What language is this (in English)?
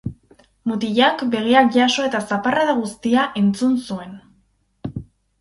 Basque